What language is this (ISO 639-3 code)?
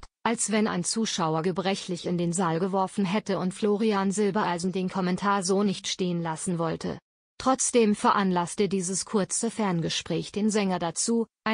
deu